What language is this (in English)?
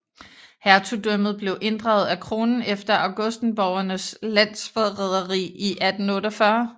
Danish